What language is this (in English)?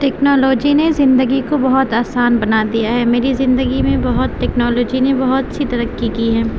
Urdu